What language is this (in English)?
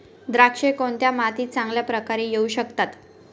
Marathi